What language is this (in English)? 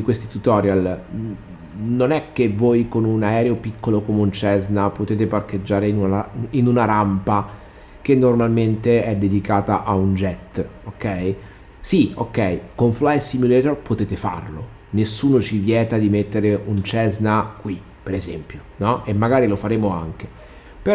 Italian